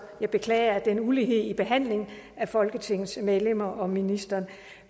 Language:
Danish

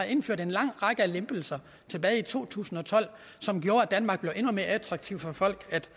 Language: Danish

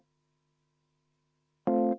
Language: Estonian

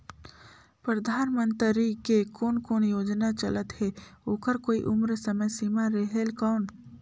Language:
Chhattisgarhi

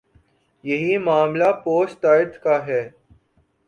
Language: Urdu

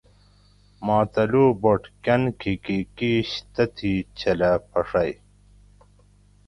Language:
Gawri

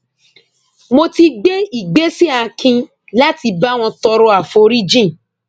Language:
Yoruba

